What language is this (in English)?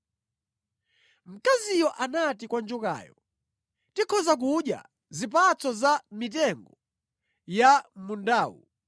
Nyanja